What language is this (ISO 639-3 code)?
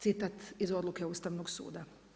hrv